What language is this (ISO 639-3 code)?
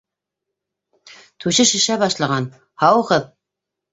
bak